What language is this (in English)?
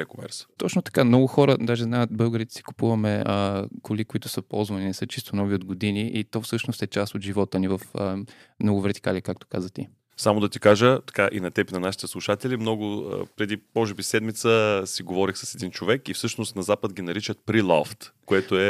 Bulgarian